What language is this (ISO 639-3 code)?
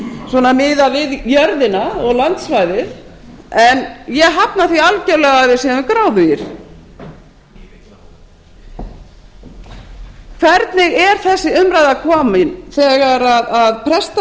isl